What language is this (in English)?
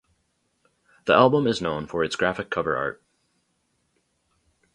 English